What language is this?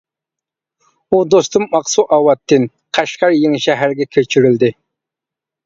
Uyghur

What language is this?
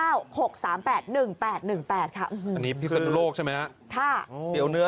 Thai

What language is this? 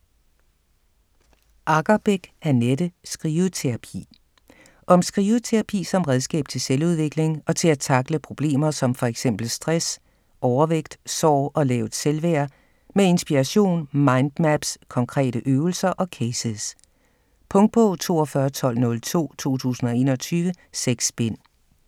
Danish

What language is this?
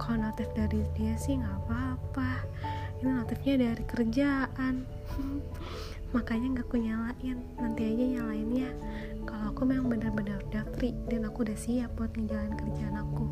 Indonesian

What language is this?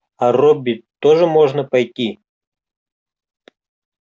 Russian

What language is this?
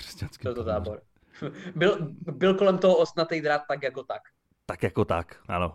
Czech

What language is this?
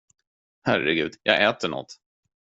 Swedish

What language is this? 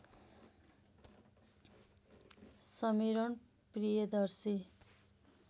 Nepali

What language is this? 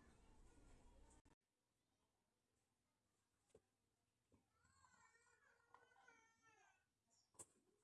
Indonesian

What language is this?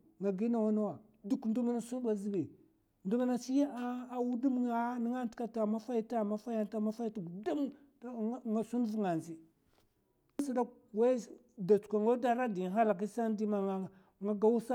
Mafa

